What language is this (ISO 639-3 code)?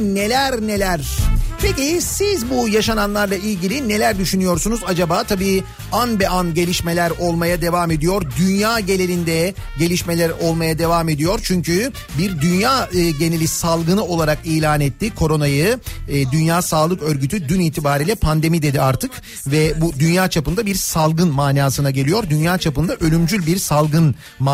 tur